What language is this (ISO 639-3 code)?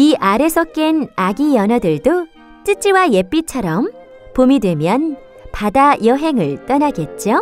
kor